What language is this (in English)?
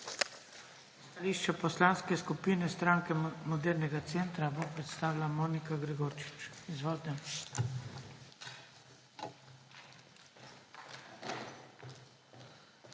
Slovenian